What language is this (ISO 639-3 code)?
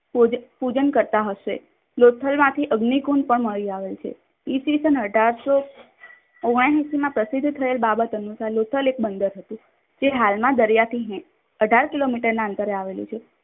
guj